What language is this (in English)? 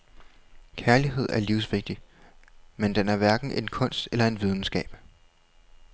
Danish